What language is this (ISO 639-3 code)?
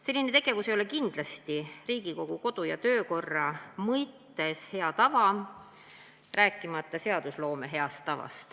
est